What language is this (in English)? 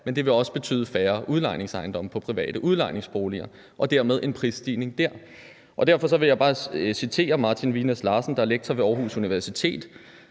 Danish